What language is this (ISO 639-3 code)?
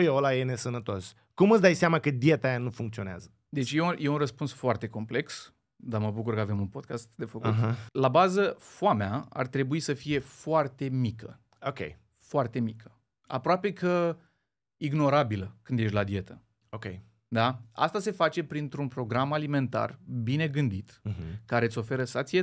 ron